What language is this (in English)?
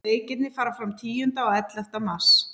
Icelandic